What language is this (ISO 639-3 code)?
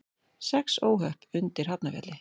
isl